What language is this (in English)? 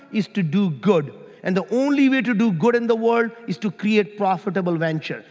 English